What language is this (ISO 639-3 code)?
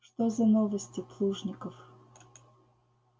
rus